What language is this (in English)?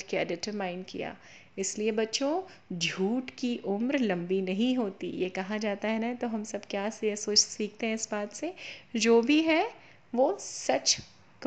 Hindi